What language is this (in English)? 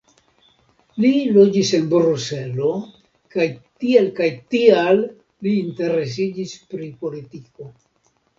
Esperanto